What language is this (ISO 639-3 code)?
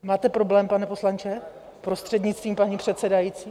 ces